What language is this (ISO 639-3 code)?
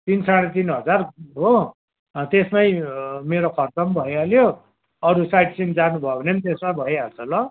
nep